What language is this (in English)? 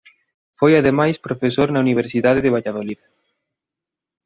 Galician